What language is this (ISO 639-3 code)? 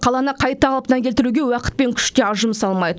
kaz